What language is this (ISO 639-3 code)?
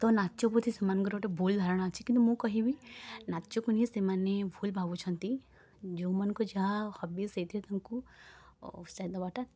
ori